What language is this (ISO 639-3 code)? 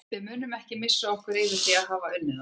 isl